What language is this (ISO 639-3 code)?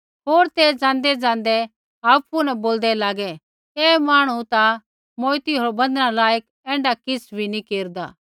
kfx